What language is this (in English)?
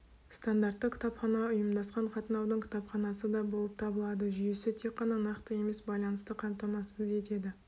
Kazakh